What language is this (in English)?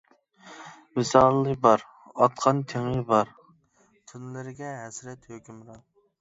Uyghur